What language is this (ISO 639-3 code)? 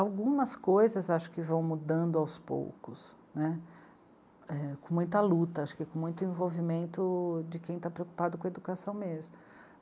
por